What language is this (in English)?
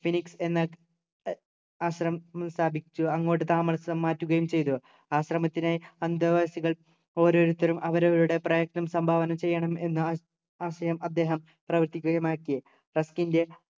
Malayalam